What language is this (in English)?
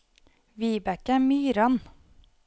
Norwegian